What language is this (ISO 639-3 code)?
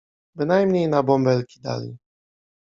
pol